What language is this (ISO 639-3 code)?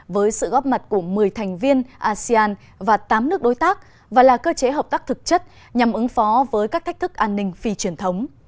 vie